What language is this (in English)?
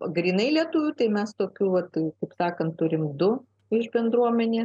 Lithuanian